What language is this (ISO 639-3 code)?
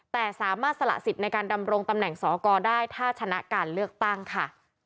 tha